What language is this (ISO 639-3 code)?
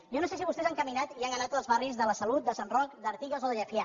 cat